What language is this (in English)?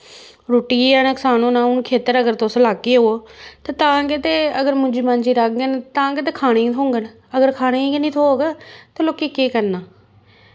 Dogri